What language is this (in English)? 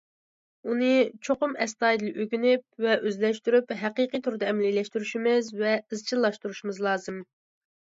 Uyghur